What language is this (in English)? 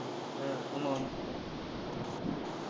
Tamil